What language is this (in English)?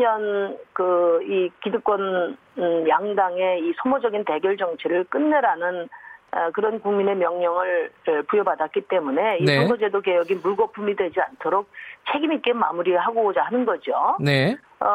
Korean